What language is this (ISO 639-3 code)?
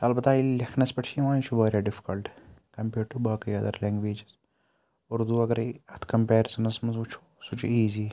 kas